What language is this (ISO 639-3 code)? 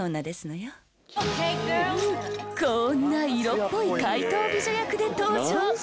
jpn